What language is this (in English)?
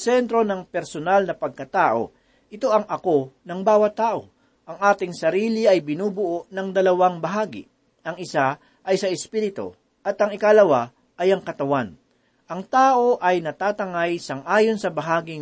Filipino